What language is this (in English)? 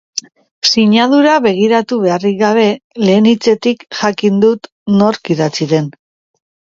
Basque